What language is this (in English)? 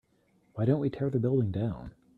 English